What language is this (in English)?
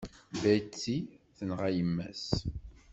Kabyle